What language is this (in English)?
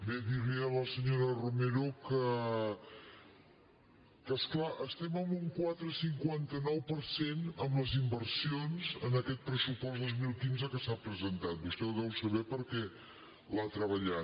Catalan